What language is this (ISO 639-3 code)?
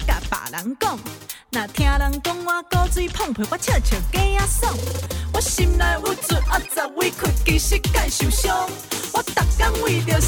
zho